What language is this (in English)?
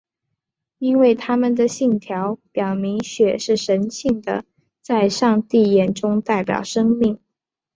Chinese